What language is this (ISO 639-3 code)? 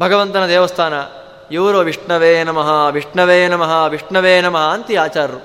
kan